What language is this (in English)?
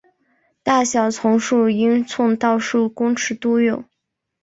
Chinese